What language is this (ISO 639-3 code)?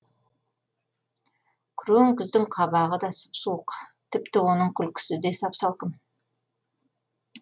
kaz